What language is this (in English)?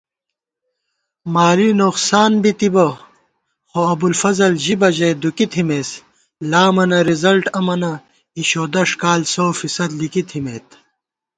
Gawar-Bati